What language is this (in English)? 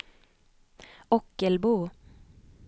Swedish